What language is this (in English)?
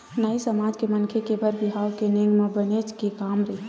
Chhattisgarhi